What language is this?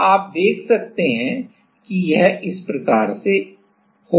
Hindi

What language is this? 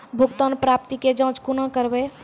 Maithili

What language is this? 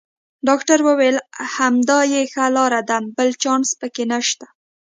Pashto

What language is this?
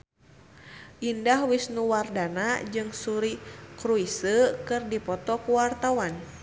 Sundanese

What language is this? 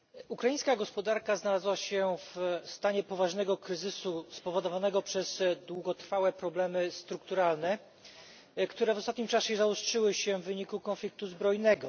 Polish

